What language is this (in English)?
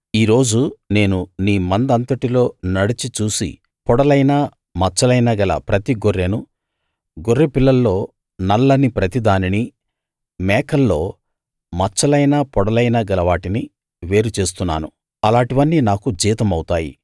Telugu